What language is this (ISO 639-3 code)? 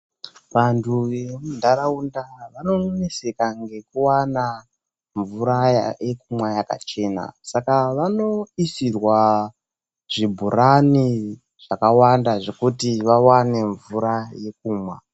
ndc